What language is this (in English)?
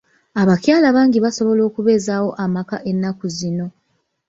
Ganda